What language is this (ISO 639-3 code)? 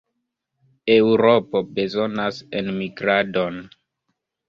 epo